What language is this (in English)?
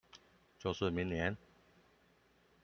Chinese